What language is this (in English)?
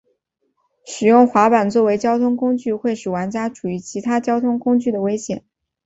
Chinese